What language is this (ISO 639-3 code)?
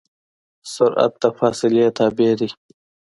pus